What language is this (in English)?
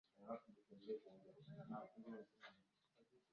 Swahili